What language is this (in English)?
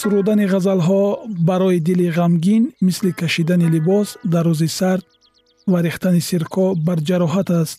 Persian